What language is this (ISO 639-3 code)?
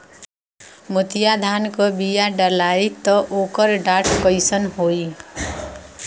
bho